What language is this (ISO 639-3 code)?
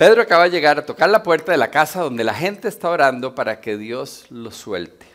spa